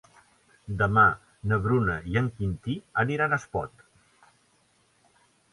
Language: Catalan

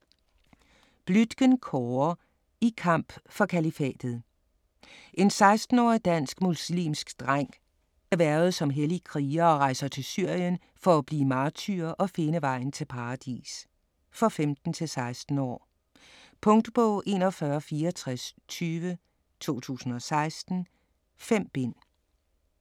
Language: Danish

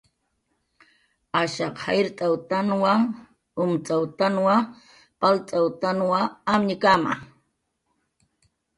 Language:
Jaqaru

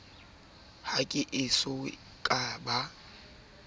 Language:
Southern Sotho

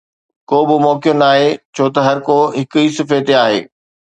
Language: Sindhi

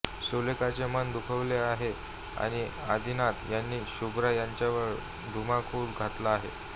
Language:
Marathi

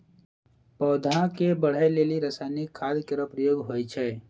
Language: Maithili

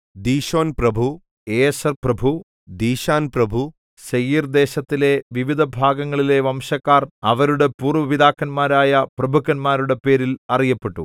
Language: Malayalam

